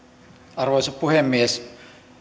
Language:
Finnish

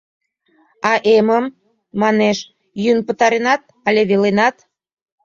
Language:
Mari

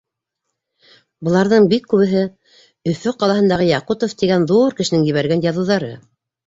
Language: Bashkir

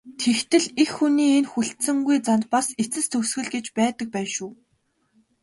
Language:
Mongolian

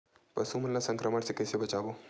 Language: Chhattisgarhi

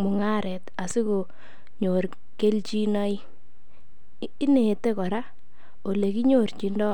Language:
Kalenjin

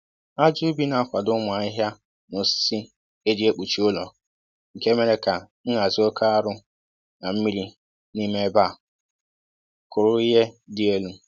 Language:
Igbo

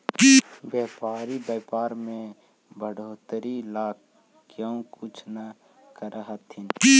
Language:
Magahi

